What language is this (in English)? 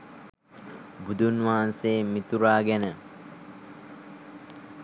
Sinhala